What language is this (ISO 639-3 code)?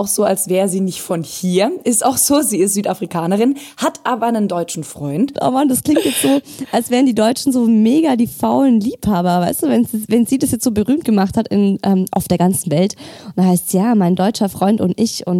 deu